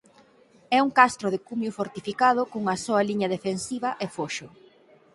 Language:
Galician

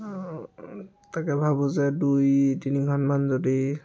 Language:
Assamese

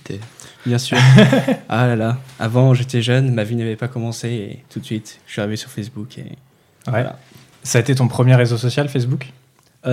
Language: French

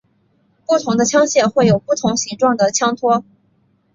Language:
Chinese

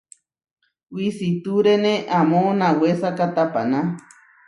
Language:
Huarijio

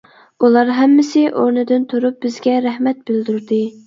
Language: Uyghur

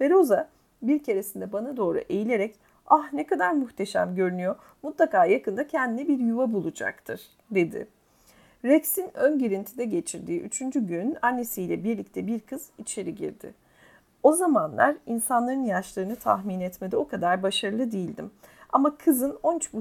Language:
Turkish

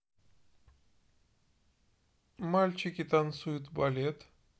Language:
Russian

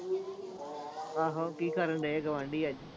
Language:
Punjabi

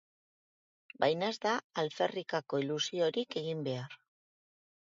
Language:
Basque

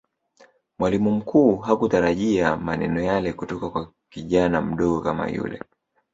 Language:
Swahili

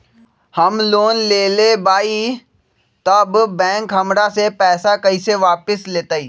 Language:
Magahi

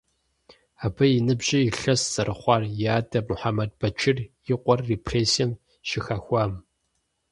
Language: Kabardian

